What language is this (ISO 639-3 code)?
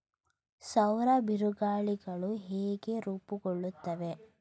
kan